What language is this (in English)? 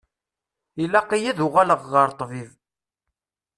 Kabyle